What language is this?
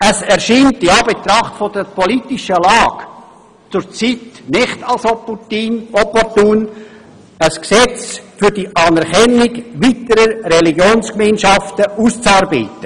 Swiss German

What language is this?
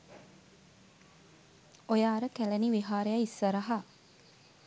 Sinhala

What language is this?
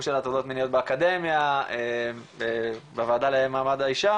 Hebrew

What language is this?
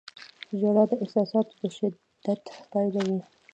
Pashto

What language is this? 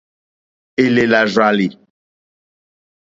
Mokpwe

